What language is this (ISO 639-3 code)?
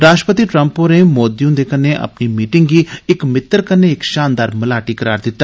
doi